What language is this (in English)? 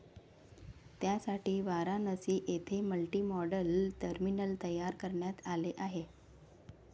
Marathi